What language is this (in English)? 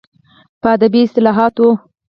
Pashto